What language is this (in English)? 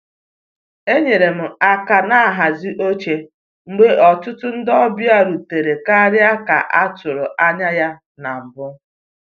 Igbo